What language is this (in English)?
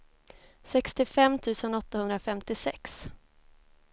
Swedish